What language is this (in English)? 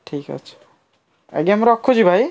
Odia